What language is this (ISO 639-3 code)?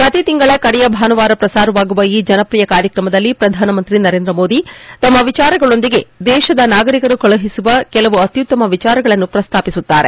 kan